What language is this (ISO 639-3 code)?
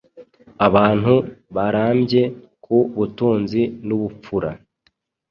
kin